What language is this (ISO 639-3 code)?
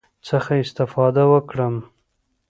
pus